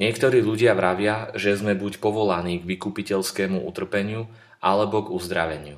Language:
Slovak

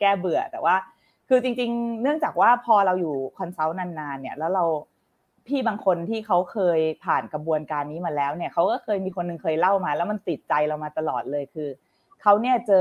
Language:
Thai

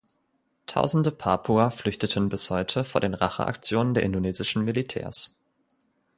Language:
German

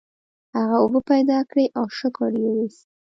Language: Pashto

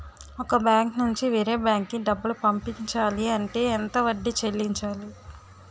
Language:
Telugu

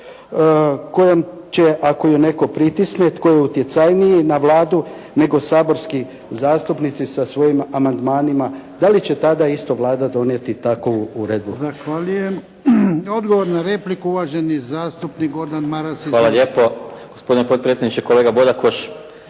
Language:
Croatian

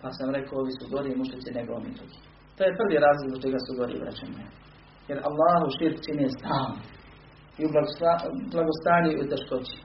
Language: Croatian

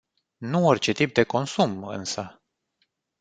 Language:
Romanian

